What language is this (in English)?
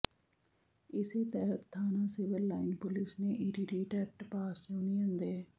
Punjabi